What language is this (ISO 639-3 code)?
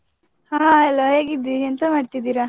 kan